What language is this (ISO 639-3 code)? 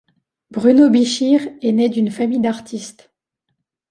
fra